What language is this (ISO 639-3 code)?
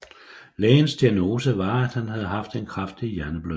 dan